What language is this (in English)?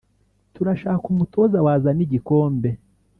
Kinyarwanda